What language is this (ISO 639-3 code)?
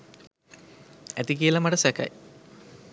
sin